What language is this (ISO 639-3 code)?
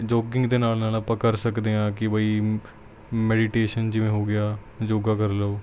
pan